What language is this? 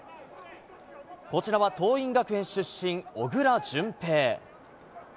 Japanese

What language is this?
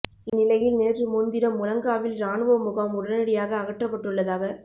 Tamil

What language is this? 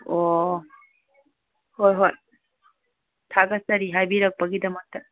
Manipuri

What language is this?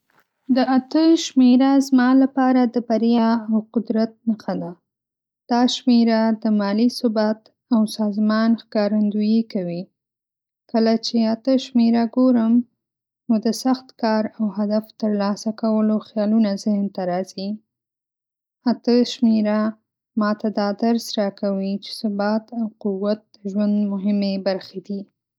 Pashto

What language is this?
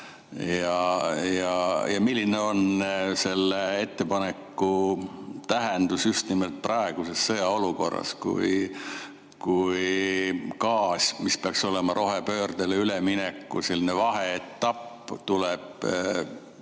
Estonian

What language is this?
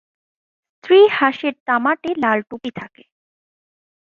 Bangla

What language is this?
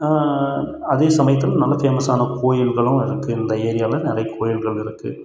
Tamil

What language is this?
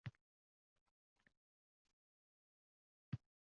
Uzbek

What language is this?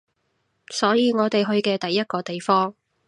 Cantonese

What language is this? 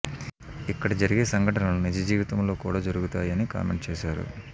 Telugu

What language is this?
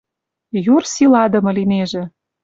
Western Mari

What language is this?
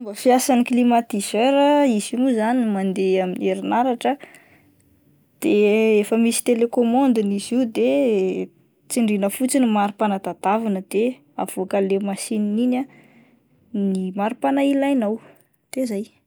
Malagasy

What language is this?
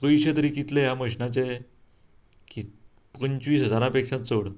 Konkani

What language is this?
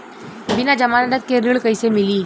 Bhojpuri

